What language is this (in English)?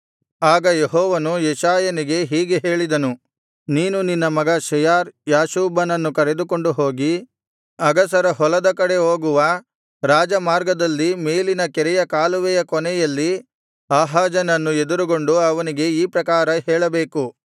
Kannada